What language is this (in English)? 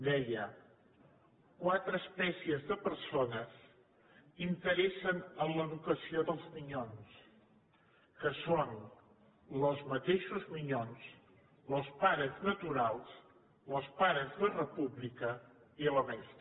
Catalan